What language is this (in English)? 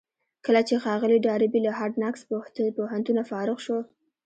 Pashto